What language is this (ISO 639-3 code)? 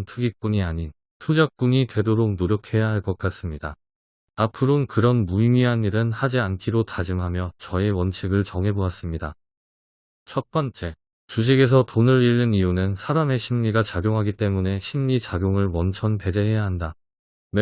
kor